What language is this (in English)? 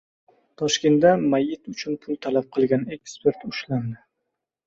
Uzbek